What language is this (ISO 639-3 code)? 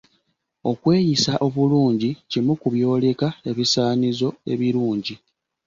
lug